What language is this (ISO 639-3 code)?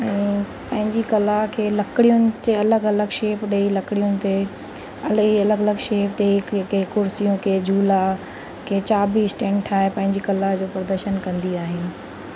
snd